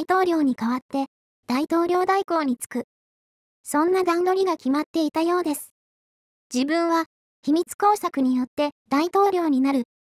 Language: Japanese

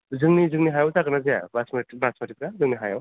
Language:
Bodo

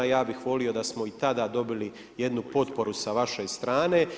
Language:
Croatian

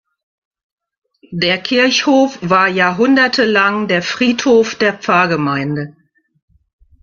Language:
German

